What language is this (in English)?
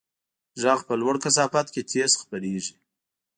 Pashto